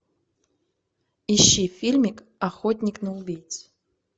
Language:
Russian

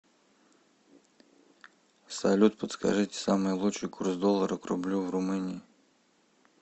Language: Russian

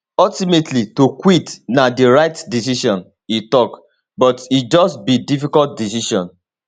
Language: Nigerian Pidgin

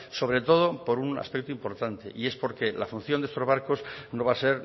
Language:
Spanish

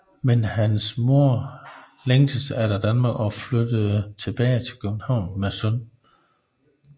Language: Danish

